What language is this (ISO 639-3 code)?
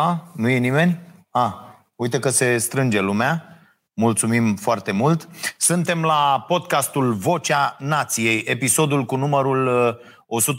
ron